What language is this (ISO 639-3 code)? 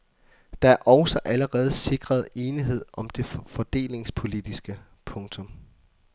dan